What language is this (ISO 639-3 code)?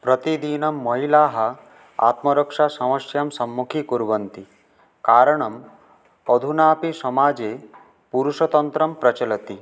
san